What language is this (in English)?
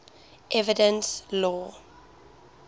English